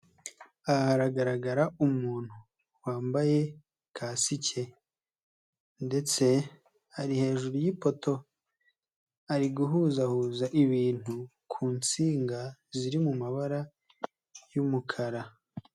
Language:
Kinyarwanda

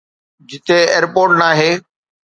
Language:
Sindhi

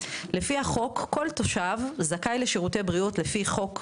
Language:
Hebrew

